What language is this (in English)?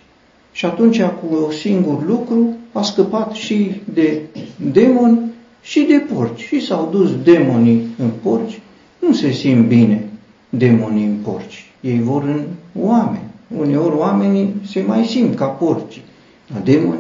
Romanian